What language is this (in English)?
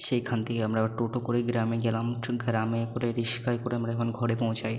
Bangla